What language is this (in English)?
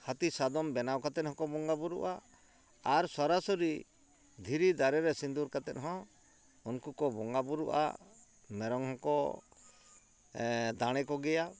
Santali